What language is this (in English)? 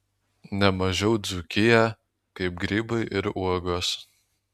Lithuanian